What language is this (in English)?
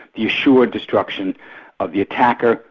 English